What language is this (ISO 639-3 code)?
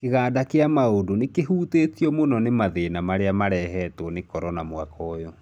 kik